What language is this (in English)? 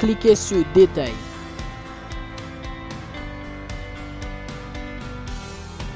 French